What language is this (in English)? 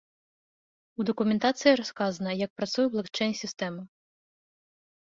Belarusian